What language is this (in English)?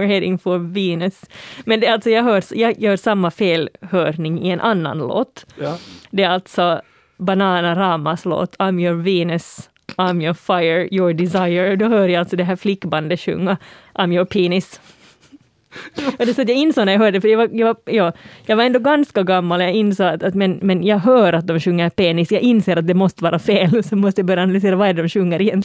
Swedish